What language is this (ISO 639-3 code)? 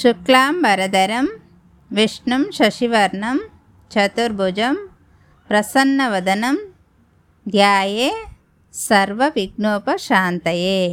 tel